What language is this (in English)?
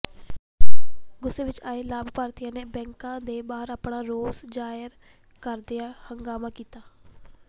Punjabi